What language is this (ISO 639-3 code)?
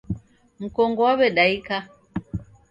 dav